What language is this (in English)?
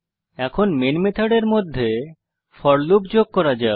Bangla